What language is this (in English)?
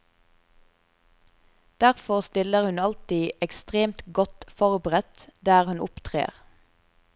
Norwegian